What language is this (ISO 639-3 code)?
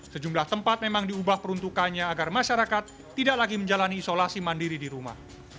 ind